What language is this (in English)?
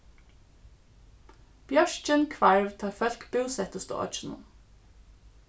Faroese